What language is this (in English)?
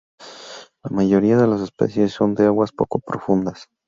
Spanish